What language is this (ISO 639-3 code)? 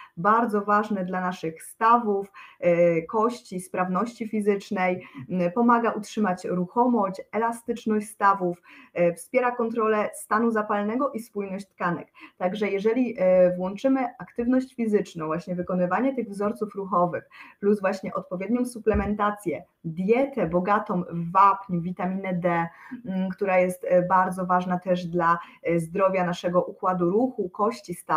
pol